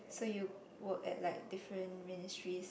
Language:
English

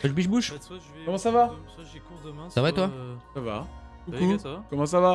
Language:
French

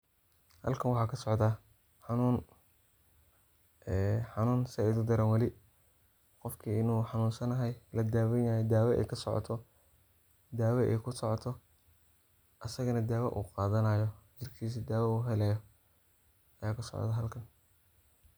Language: Somali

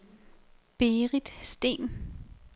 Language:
Danish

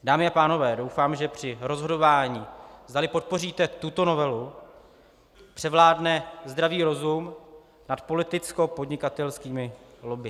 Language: Czech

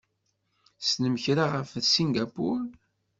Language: Kabyle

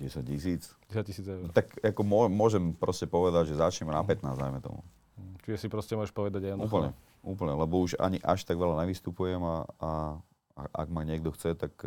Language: Slovak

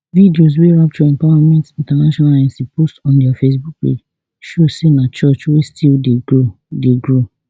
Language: Nigerian Pidgin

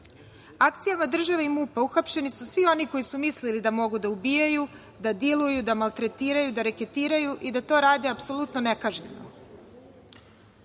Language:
Serbian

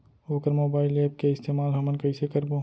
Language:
Chhattisgarhi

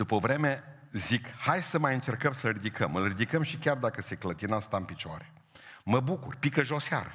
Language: Romanian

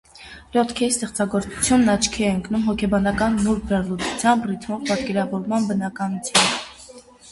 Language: Armenian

